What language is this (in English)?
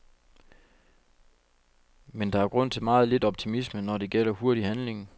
Danish